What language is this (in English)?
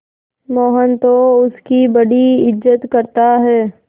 Hindi